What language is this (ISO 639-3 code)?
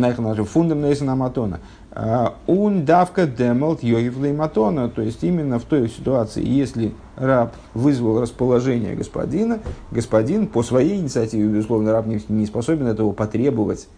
rus